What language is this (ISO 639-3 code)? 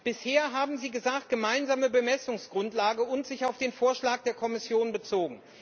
deu